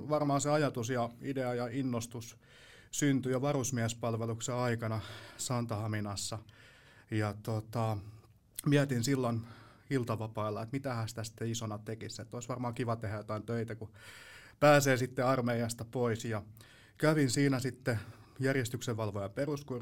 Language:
Finnish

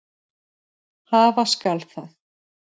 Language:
Icelandic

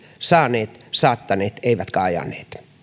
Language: Finnish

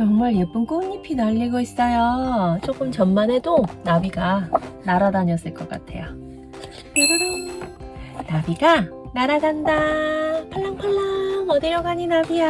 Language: Korean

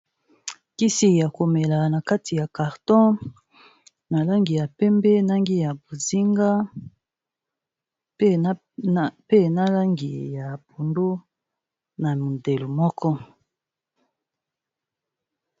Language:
Lingala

